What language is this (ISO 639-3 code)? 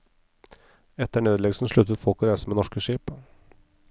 nor